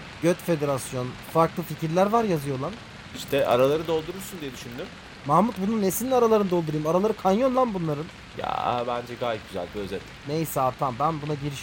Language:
Turkish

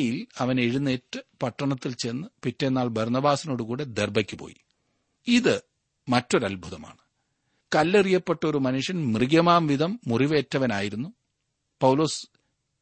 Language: Malayalam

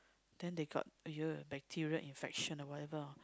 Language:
English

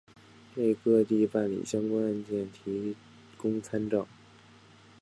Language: Chinese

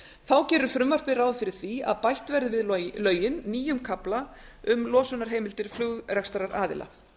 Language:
Icelandic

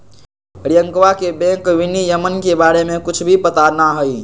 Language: Magahi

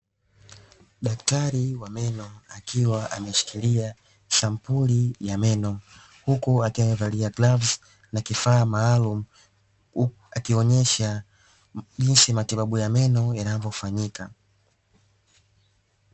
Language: Swahili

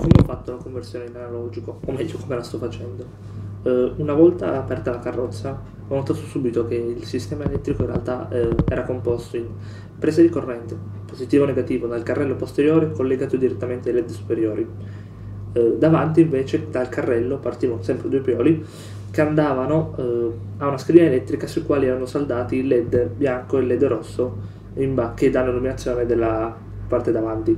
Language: Italian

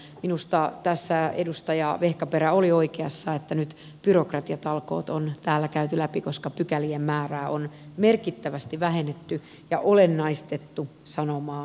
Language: Finnish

